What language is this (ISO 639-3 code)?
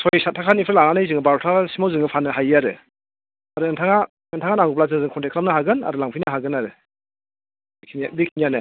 brx